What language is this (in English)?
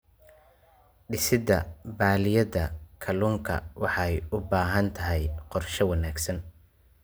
Somali